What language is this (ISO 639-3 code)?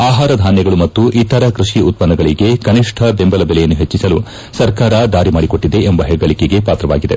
kan